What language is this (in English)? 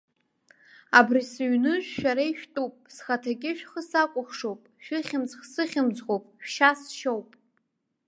Abkhazian